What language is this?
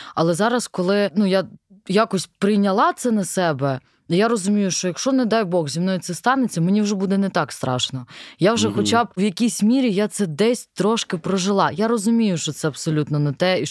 Ukrainian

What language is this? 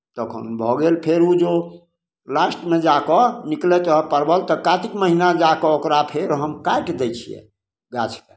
Maithili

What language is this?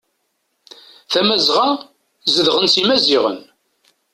Kabyle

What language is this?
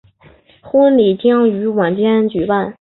Chinese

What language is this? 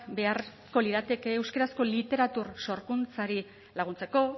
Basque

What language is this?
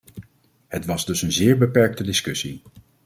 Dutch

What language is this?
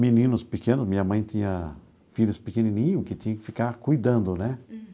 Portuguese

